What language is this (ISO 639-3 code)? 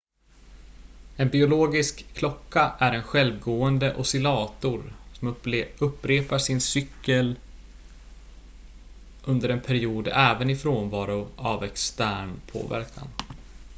swe